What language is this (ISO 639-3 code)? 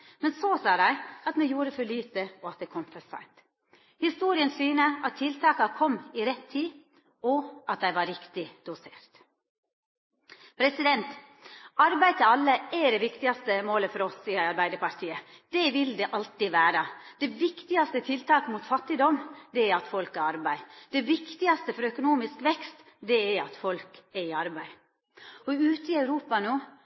nno